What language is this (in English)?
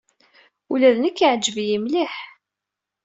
Kabyle